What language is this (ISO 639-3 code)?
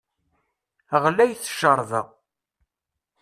kab